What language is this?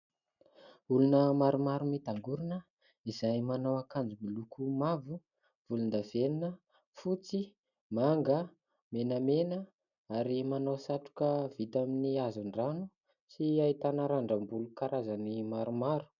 Malagasy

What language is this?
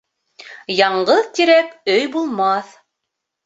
Bashkir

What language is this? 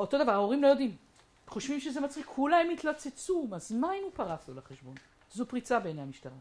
Hebrew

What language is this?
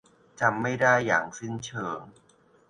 Thai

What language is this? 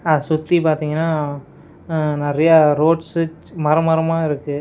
Tamil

